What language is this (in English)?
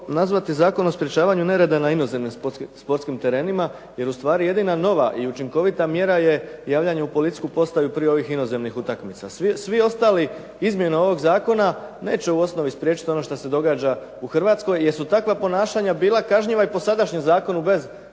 Croatian